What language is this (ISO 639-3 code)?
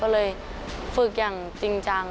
tha